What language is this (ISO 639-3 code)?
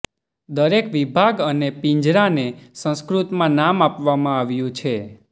guj